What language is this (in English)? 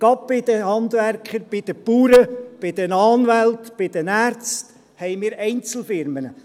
Swiss German